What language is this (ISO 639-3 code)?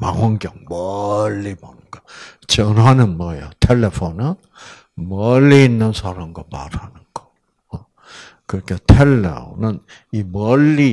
kor